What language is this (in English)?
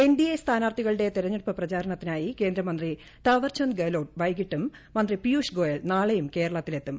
Malayalam